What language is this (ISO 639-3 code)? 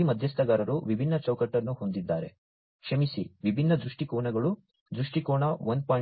kan